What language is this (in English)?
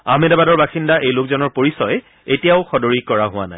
Assamese